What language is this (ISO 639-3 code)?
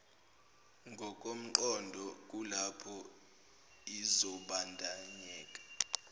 zul